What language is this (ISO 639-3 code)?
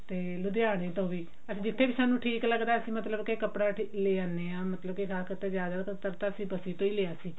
pan